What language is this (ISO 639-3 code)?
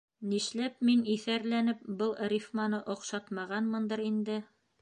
bak